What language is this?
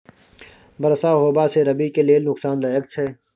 Maithili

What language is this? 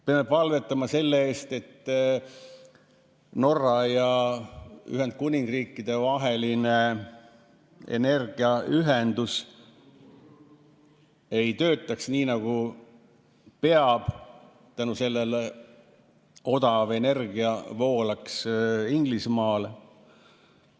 Estonian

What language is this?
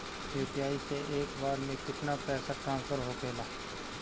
Bhojpuri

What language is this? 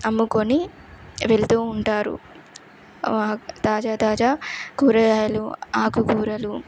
Telugu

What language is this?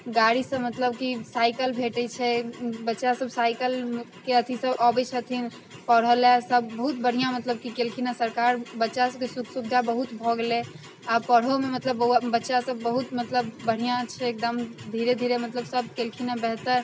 Maithili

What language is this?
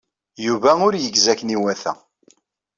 Kabyle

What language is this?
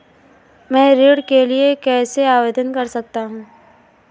Hindi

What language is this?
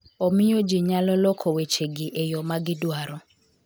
Luo (Kenya and Tanzania)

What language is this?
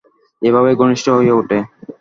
Bangla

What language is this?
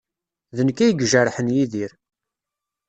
Kabyle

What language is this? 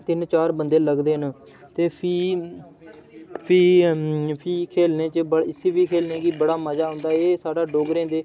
Dogri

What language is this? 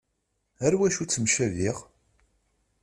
Kabyle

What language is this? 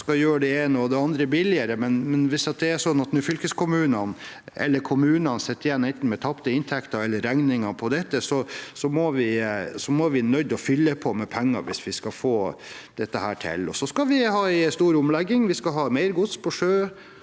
Norwegian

